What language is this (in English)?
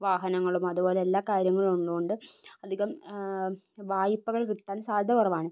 Malayalam